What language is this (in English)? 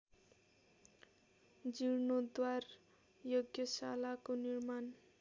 Nepali